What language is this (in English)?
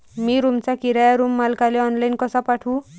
Marathi